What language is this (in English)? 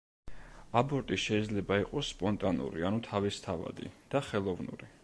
Georgian